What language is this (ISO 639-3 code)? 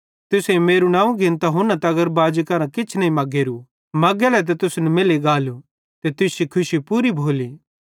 bhd